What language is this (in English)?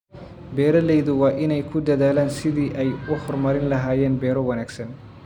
Somali